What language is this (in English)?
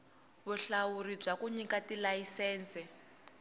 Tsonga